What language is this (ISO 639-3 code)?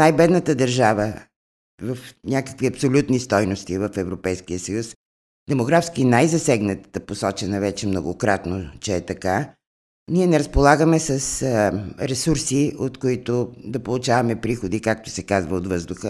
bul